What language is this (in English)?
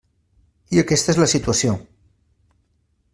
Catalan